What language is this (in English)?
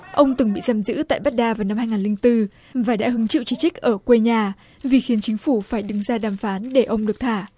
Vietnamese